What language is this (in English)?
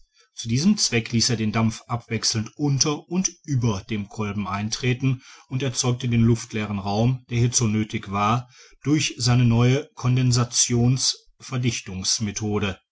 German